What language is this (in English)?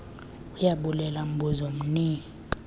Xhosa